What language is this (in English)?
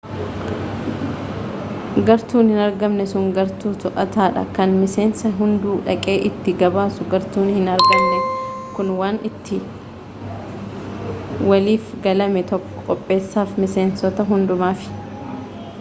Oromo